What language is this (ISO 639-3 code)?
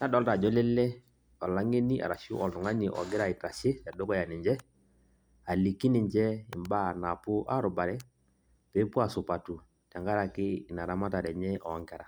mas